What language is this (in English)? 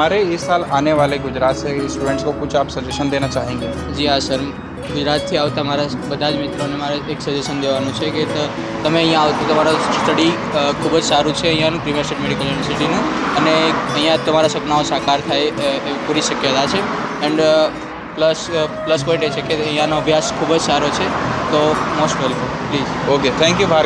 Hindi